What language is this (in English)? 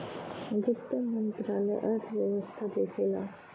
Bhojpuri